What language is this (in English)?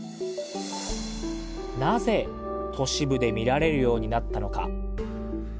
Japanese